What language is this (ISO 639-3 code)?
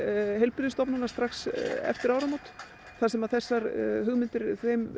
isl